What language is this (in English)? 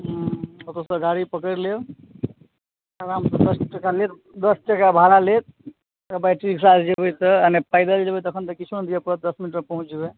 Maithili